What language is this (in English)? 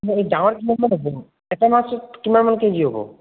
Assamese